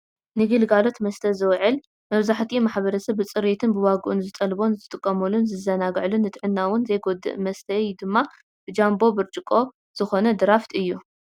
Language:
Tigrinya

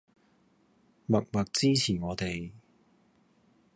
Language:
Cantonese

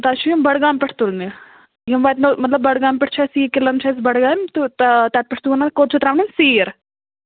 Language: Kashmiri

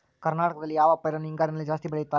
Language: Kannada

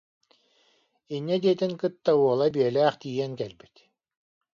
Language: Yakut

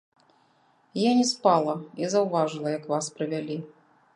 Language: Belarusian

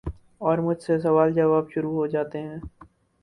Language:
Urdu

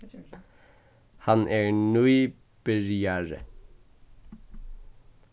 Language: Faroese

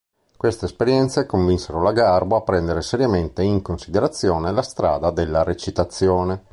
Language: Italian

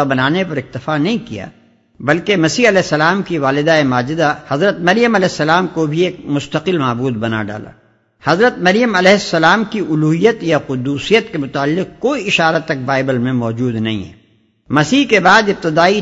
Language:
Urdu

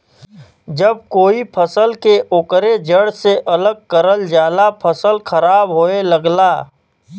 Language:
Bhojpuri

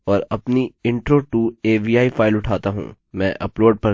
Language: Hindi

